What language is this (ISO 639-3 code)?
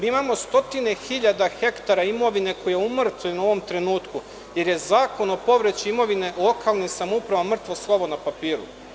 srp